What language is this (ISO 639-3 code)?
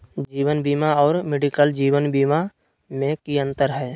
mag